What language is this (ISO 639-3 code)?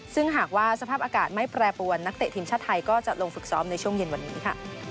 tha